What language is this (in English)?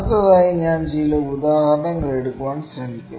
Malayalam